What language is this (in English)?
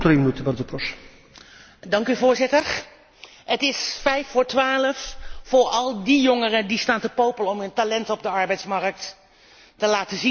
Dutch